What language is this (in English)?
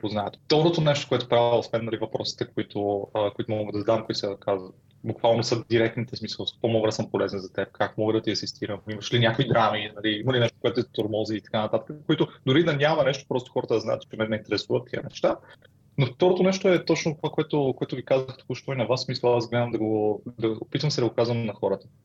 Bulgarian